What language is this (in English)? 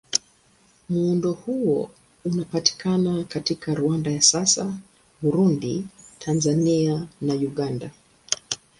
Swahili